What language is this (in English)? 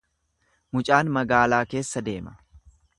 Oromo